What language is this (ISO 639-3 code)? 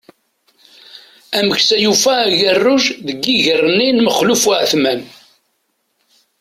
kab